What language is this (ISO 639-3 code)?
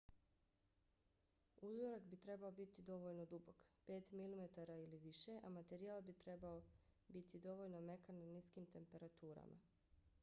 bos